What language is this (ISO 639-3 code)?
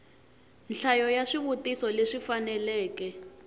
tso